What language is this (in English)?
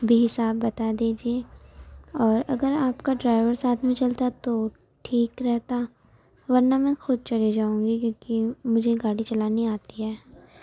Urdu